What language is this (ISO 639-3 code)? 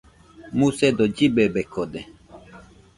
hux